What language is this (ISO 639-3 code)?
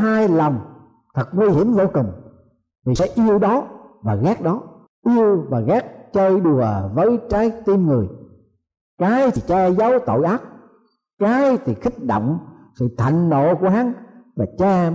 vie